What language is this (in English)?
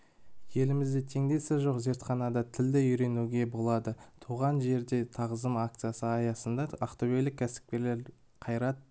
Kazakh